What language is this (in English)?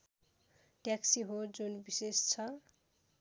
Nepali